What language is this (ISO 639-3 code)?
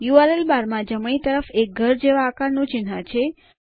guj